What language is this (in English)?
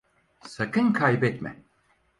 Turkish